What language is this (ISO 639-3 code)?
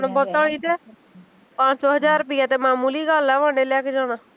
pan